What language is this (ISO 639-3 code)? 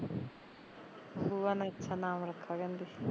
pan